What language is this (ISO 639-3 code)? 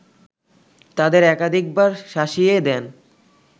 ben